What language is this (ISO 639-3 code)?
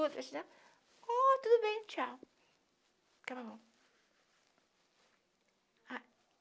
por